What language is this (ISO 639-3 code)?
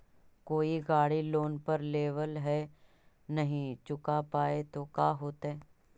mag